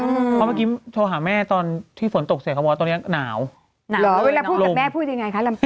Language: Thai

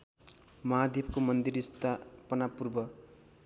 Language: Nepali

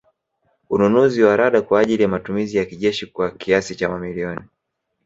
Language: Swahili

